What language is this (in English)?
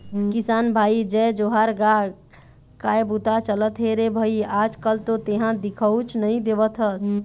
Chhattisgarhi